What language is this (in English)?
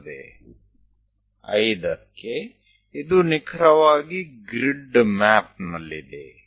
Gujarati